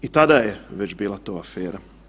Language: Croatian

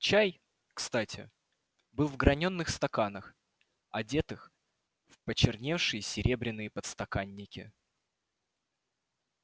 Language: Russian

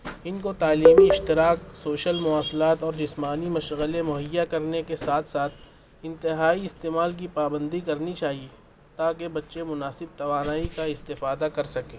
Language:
Urdu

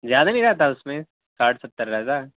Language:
Urdu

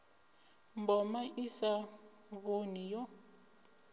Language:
Venda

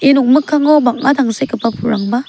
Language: Garo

